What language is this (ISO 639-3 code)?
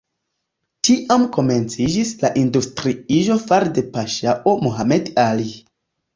epo